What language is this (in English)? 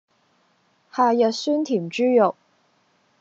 Cantonese